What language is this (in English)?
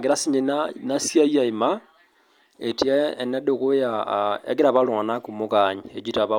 Masai